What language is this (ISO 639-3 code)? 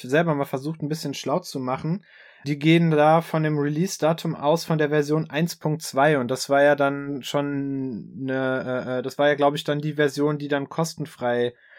deu